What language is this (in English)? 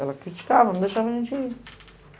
Portuguese